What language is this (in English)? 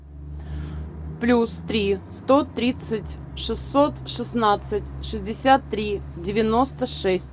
Russian